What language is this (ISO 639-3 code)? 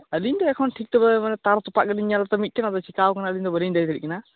sat